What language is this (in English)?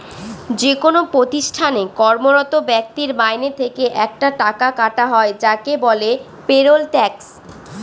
Bangla